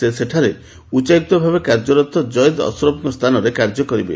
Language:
Odia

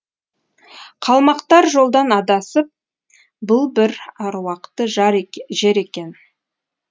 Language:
Kazakh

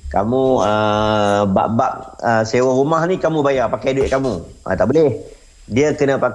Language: Malay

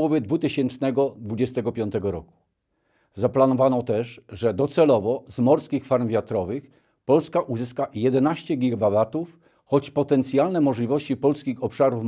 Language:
Polish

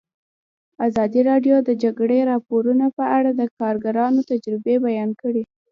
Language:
Pashto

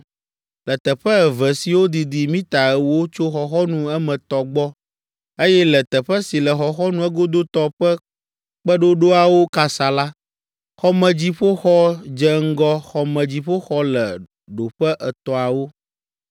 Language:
Ewe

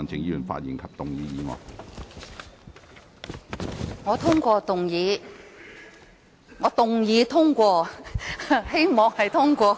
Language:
Cantonese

